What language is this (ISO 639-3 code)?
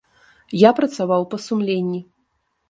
bel